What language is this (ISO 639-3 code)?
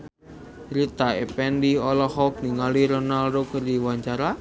sun